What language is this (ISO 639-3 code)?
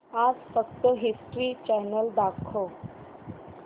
mar